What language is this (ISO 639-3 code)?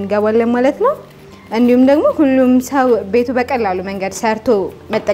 ara